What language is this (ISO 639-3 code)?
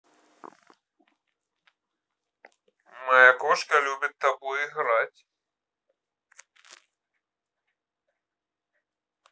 rus